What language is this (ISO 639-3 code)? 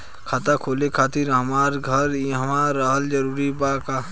bho